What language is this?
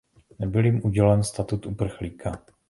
Czech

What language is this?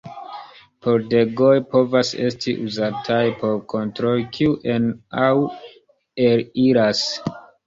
Esperanto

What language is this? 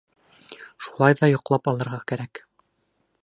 Bashkir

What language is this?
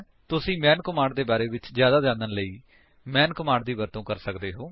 Punjabi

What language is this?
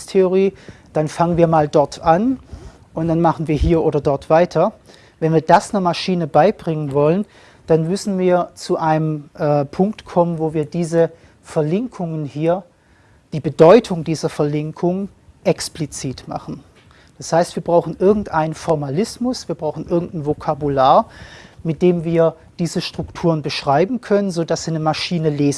German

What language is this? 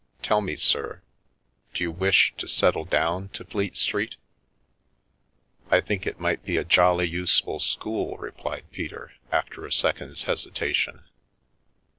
English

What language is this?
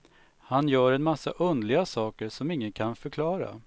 Swedish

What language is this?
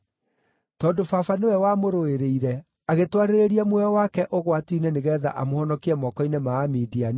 Kikuyu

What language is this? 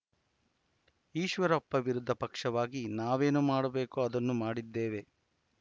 Kannada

